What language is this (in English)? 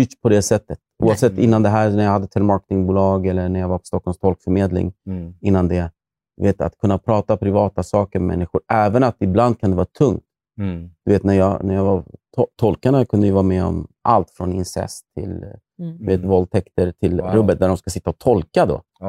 Swedish